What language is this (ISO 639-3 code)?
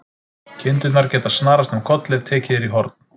isl